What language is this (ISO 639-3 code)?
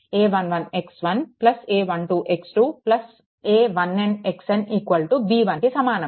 tel